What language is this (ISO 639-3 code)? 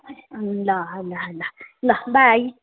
nep